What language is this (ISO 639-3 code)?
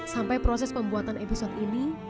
ind